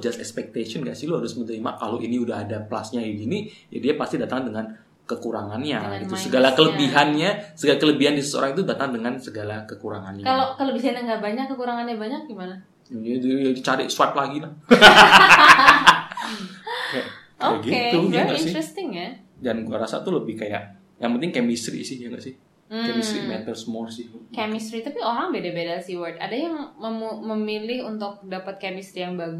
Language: Indonesian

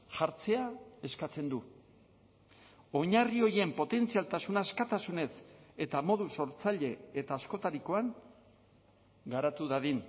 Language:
Basque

